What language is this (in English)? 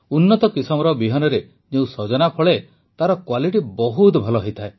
Odia